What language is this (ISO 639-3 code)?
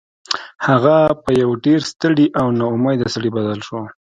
pus